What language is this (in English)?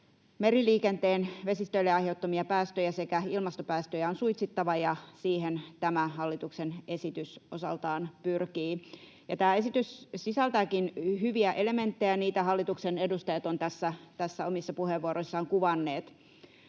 Finnish